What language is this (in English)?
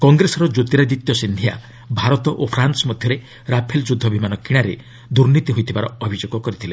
Odia